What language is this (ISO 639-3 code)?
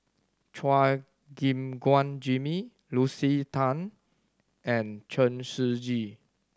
eng